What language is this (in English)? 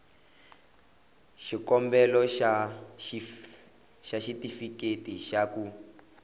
Tsonga